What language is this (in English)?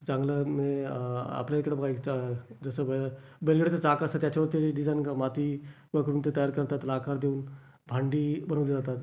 Marathi